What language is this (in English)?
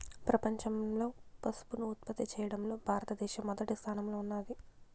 Telugu